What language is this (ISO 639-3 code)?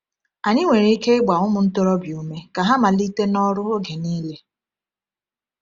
ibo